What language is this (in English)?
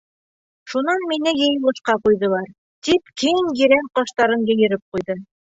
Bashkir